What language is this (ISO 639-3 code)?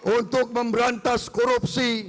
ind